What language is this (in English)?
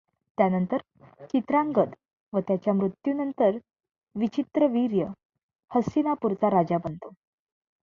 Marathi